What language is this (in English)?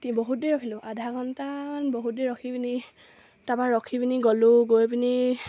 Assamese